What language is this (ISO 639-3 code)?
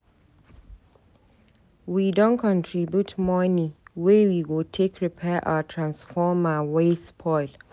pcm